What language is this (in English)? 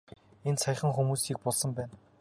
Mongolian